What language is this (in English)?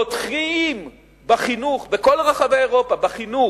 Hebrew